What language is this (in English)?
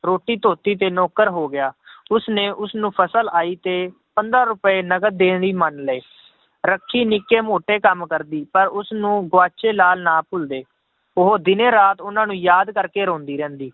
Punjabi